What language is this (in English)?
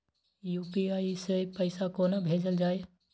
Maithili